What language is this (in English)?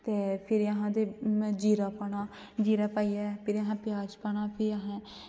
Dogri